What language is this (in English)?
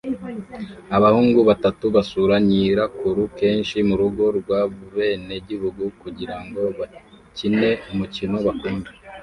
Kinyarwanda